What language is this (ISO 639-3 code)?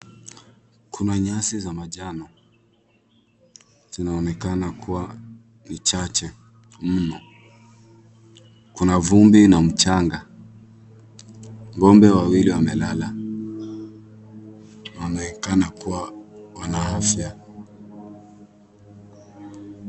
swa